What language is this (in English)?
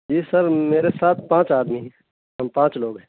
Urdu